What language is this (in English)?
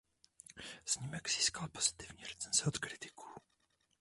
Czech